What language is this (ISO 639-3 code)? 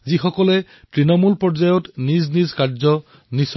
asm